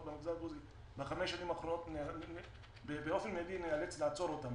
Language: Hebrew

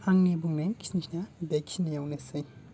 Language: Bodo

